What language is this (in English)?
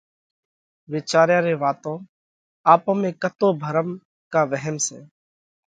Parkari Koli